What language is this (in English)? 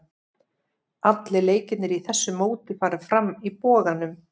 Icelandic